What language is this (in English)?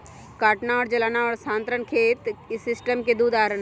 Magahi